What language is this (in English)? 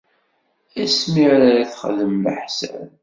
Kabyle